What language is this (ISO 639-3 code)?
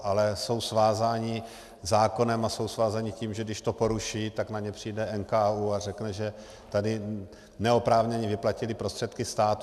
ces